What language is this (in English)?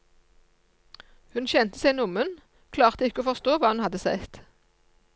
Norwegian